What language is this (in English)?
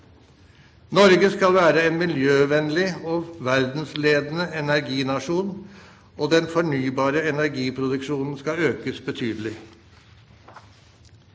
Norwegian